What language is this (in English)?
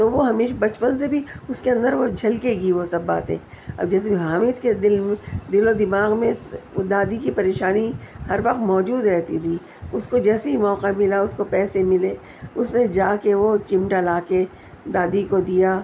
Urdu